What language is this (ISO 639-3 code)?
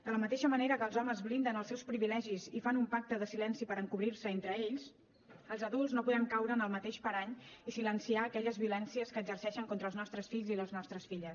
cat